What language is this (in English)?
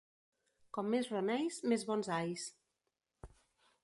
Catalan